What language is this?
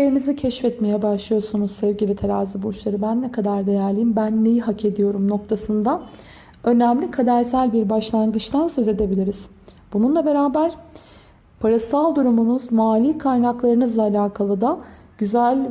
Turkish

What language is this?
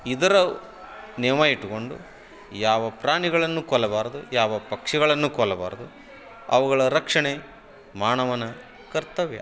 Kannada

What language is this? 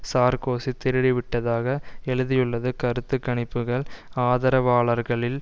Tamil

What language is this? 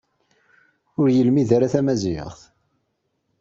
Kabyle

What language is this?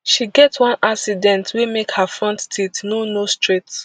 Nigerian Pidgin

